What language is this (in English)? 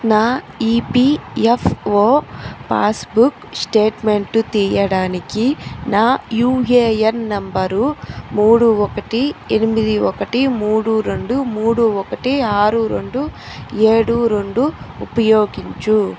Telugu